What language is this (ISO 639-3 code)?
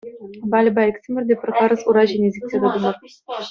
chv